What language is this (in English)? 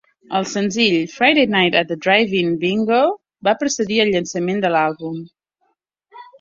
Catalan